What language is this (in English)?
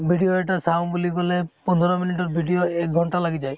Assamese